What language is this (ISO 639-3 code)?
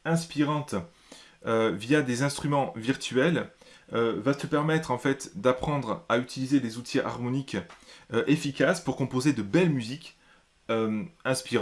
fra